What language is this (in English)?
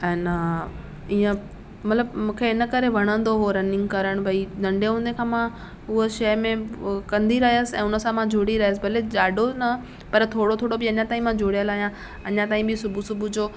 Sindhi